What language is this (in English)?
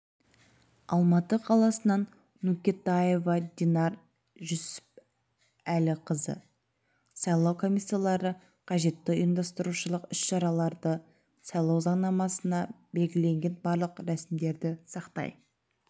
Kazakh